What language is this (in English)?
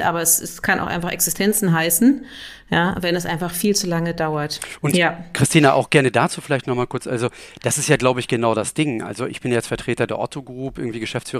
German